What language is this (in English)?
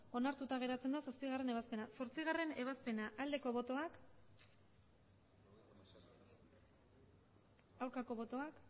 Basque